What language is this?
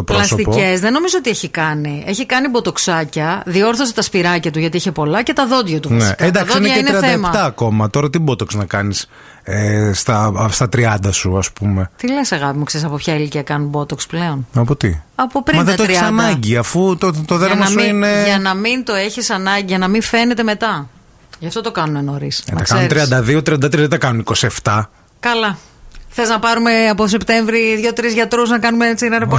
Greek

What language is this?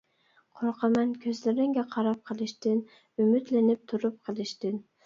Uyghur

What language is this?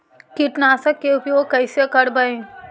Magahi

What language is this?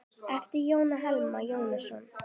Icelandic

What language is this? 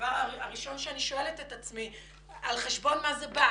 Hebrew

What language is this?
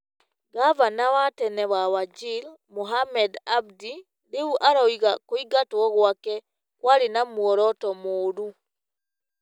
Kikuyu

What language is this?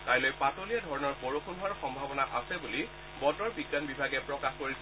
Assamese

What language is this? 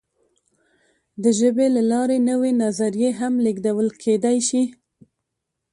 Pashto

